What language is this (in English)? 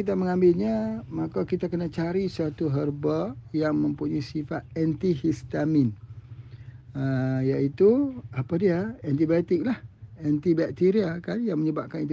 Malay